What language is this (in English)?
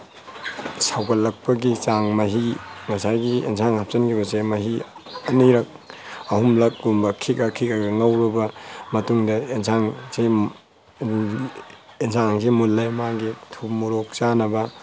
Manipuri